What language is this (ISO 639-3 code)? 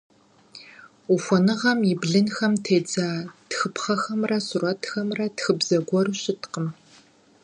kbd